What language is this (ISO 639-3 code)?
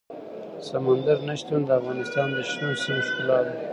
pus